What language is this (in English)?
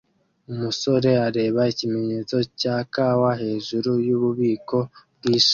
Kinyarwanda